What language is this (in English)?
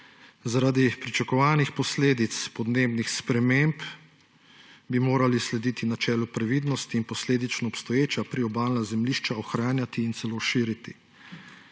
Slovenian